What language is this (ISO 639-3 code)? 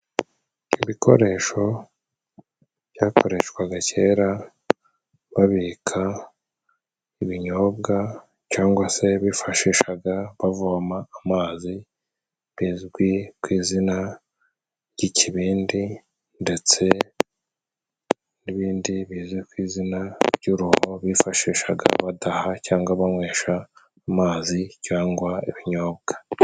kin